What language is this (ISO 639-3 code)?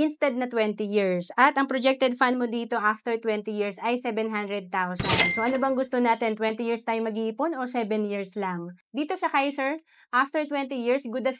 fil